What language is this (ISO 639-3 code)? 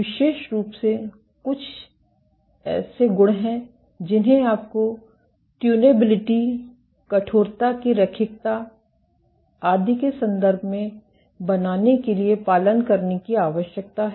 hin